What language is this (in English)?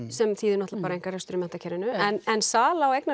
Icelandic